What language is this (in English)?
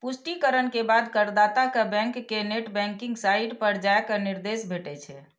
Maithili